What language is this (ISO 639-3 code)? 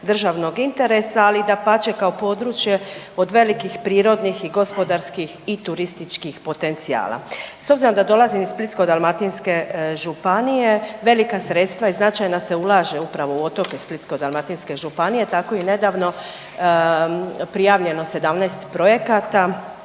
hrv